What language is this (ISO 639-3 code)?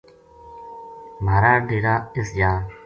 gju